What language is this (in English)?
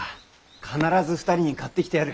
Japanese